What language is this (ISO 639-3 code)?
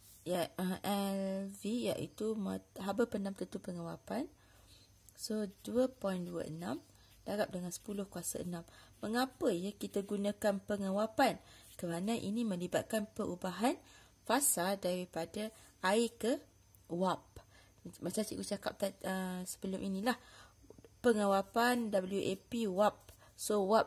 msa